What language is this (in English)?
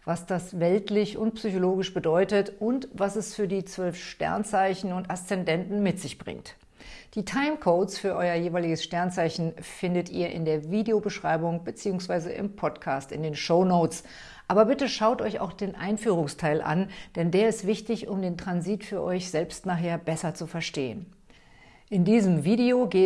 German